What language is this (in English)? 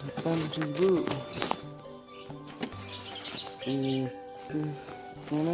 Indonesian